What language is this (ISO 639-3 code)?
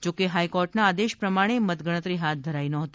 guj